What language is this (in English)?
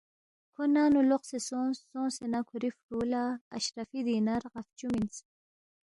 Balti